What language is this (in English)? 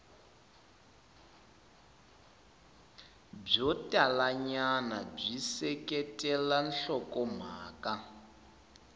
Tsonga